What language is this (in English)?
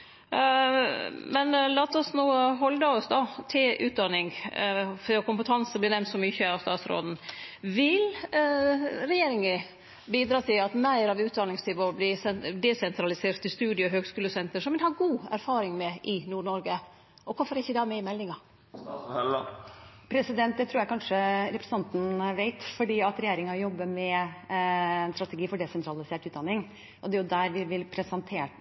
Norwegian